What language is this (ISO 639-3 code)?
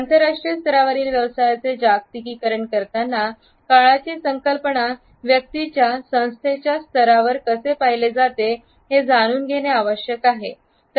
mar